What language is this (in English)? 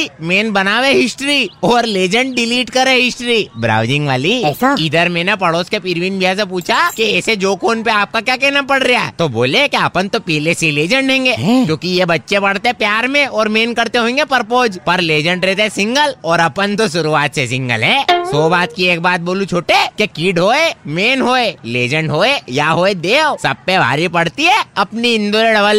Hindi